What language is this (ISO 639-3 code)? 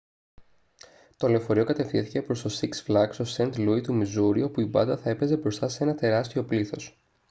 ell